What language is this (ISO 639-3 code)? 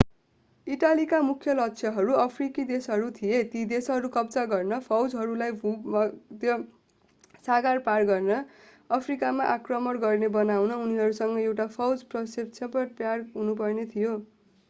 nep